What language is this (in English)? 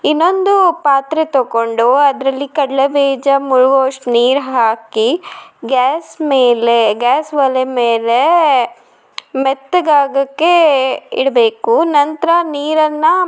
Kannada